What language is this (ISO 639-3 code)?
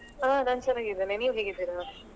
kan